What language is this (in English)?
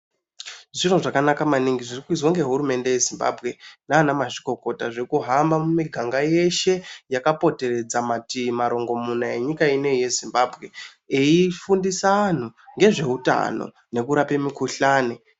Ndau